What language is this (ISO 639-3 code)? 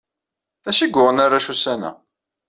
kab